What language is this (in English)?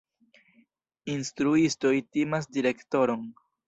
Esperanto